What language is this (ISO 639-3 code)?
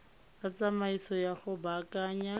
tsn